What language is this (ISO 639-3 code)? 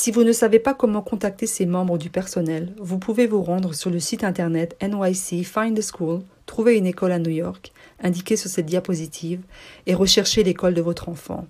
fra